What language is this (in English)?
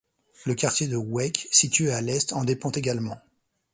French